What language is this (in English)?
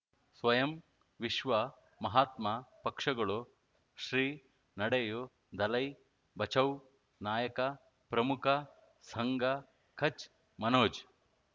Kannada